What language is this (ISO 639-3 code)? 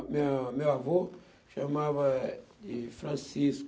por